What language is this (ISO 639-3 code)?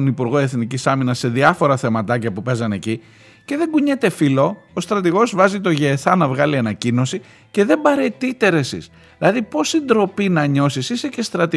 ell